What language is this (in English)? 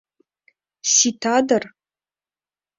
Mari